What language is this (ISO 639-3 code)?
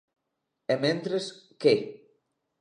glg